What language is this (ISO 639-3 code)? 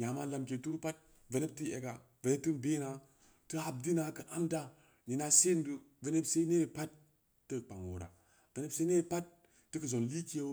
ndi